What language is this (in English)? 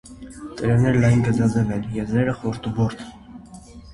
Armenian